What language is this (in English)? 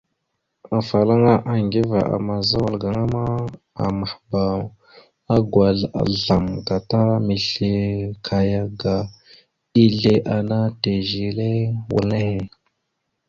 Mada (Cameroon)